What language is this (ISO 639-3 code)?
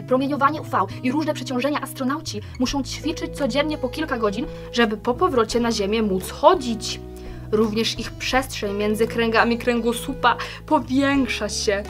pol